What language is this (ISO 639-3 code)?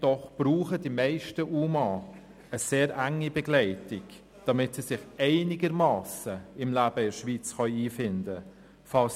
gsw